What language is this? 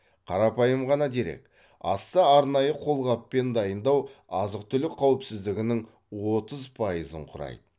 Kazakh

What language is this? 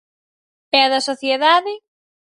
Galician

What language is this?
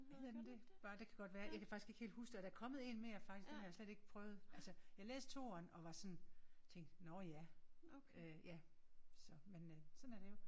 Danish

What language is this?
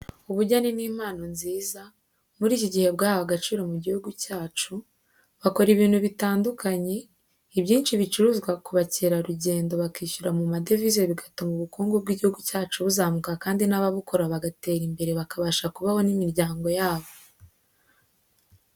Kinyarwanda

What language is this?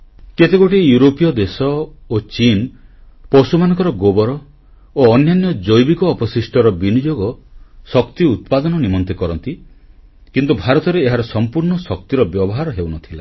Odia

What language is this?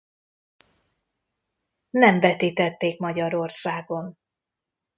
Hungarian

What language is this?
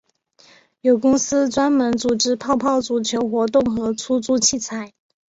Chinese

